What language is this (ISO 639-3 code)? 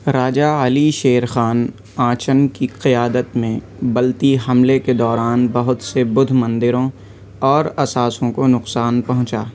urd